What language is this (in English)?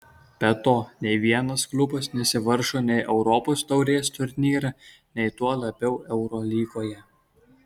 Lithuanian